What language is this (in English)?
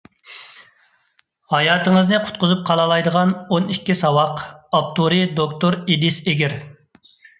Uyghur